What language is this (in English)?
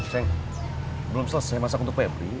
Indonesian